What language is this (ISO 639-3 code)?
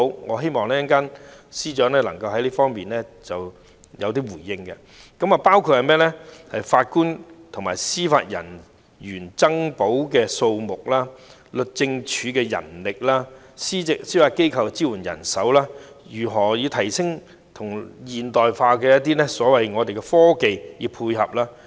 yue